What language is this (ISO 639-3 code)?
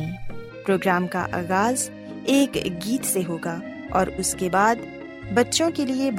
urd